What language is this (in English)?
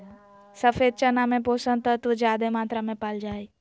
Magahi